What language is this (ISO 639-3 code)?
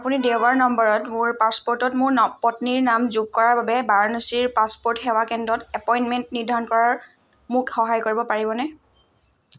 asm